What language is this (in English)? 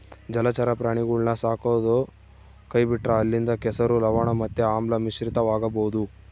Kannada